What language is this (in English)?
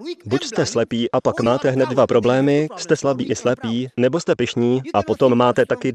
Czech